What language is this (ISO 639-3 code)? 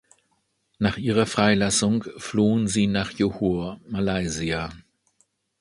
deu